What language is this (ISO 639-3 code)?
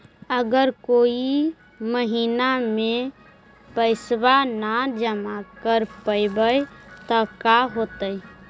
mag